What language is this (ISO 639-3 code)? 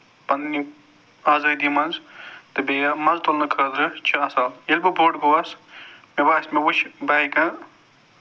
kas